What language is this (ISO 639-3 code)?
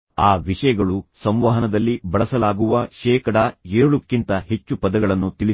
kan